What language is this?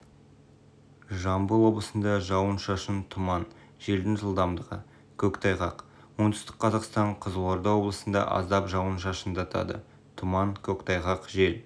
Kazakh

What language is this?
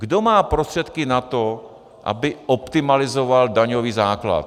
Czech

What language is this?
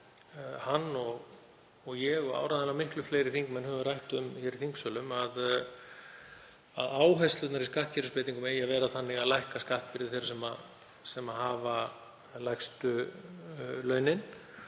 Icelandic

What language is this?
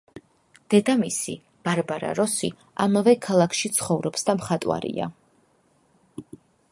Georgian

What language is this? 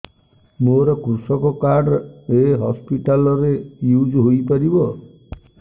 Odia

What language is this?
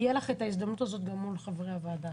Hebrew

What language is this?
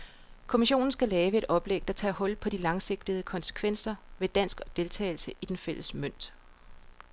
Danish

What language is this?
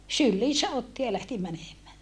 Finnish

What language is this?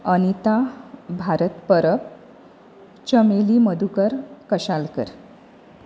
Konkani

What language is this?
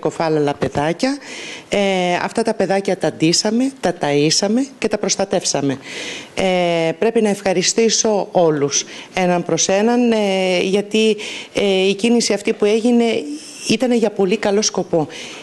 Greek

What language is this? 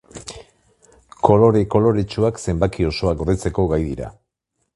Basque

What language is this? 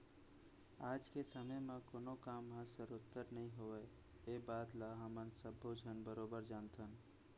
Chhattisgarhi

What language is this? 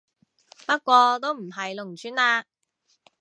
Cantonese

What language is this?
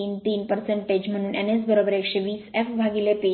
Marathi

